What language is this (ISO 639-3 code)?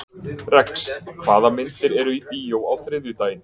isl